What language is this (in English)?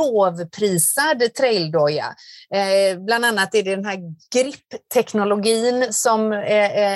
Swedish